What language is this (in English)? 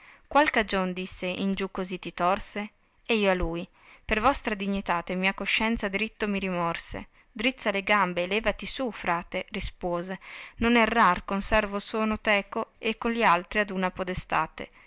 Italian